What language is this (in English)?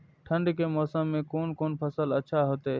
Maithili